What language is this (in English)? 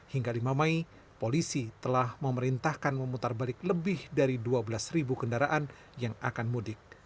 Indonesian